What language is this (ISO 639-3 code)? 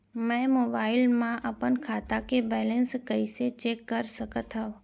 hne